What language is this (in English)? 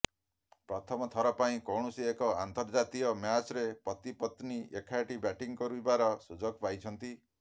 Odia